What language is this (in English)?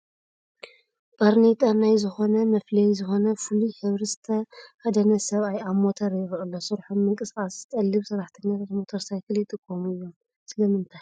Tigrinya